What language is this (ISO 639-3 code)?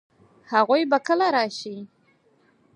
pus